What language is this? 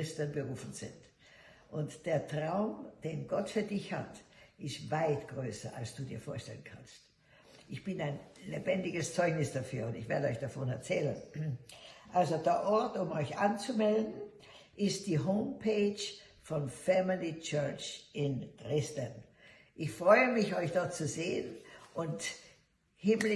German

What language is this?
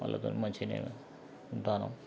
Telugu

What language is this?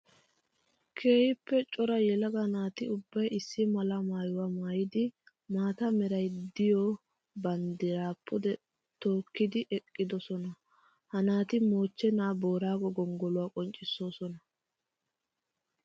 Wolaytta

